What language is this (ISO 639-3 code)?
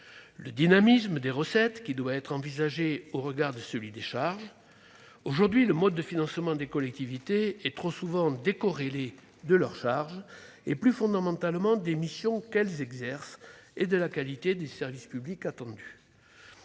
fra